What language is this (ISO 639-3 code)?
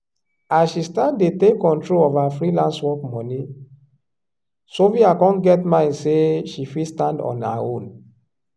pcm